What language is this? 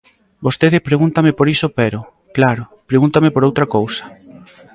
Galician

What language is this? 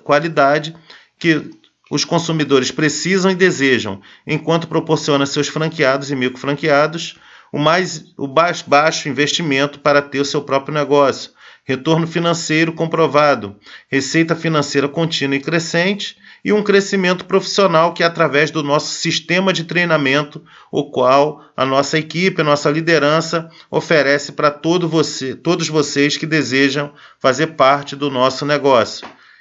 Portuguese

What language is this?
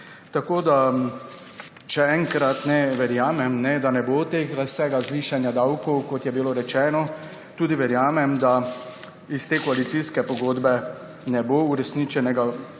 Slovenian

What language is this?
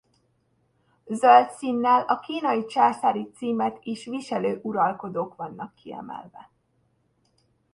Hungarian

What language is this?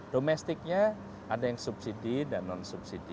Indonesian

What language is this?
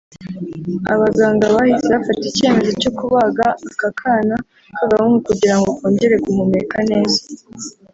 Kinyarwanda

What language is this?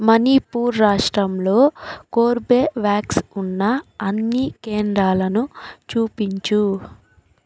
Telugu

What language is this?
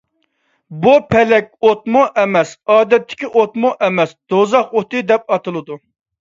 Uyghur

